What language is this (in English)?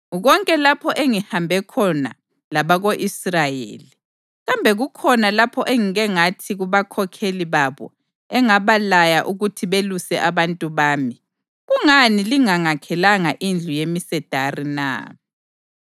North Ndebele